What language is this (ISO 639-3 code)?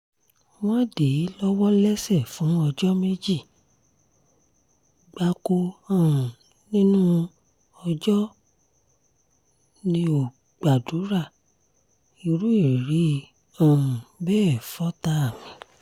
yor